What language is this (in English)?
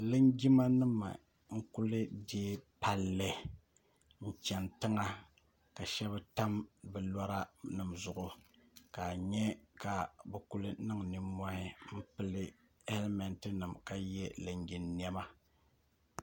Dagbani